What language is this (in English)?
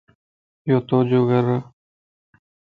Lasi